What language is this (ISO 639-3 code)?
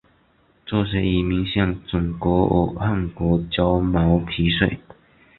zho